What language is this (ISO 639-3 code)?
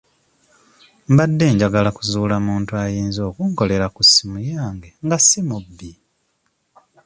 lug